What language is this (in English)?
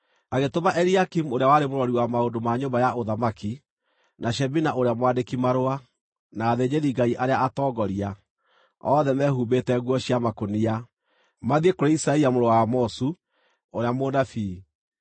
Kikuyu